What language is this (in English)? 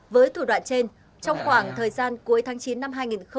Vietnamese